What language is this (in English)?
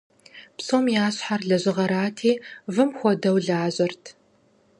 Kabardian